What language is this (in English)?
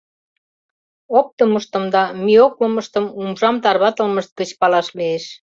Mari